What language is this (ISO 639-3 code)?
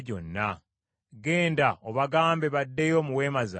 lug